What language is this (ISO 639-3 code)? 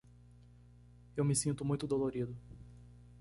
por